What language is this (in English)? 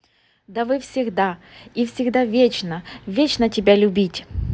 Russian